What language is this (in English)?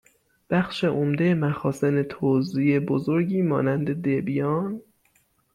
Persian